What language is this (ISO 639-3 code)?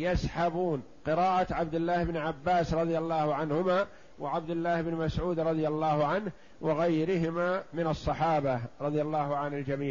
ara